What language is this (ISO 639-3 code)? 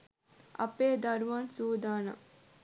sin